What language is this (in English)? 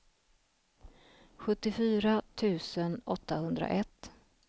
Swedish